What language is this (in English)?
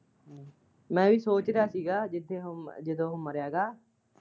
Punjabi